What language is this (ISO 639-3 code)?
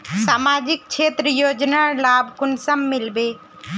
mag